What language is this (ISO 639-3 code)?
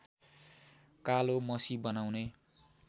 nep